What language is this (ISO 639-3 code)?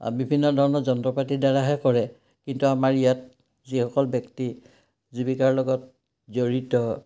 asm